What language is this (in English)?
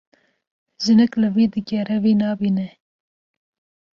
Kurdish